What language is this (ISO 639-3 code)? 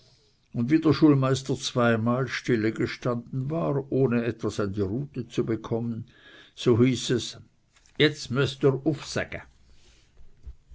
deu